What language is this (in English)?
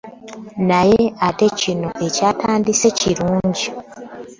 Ganda